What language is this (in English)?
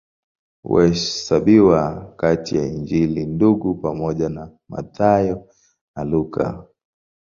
Swahili